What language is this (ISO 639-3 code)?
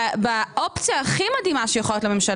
heb